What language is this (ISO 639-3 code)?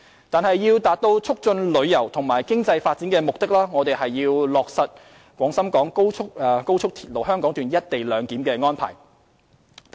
yue